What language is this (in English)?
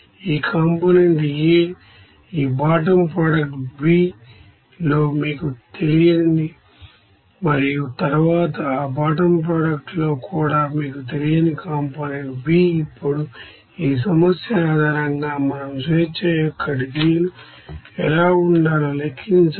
Telugu